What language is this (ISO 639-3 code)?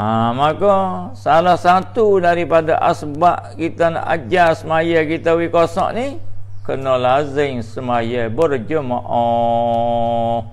msa